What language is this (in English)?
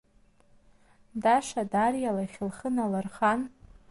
Abkhazian